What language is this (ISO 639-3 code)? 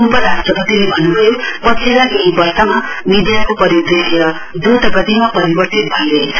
nep